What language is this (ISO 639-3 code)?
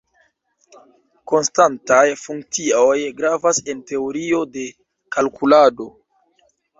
epo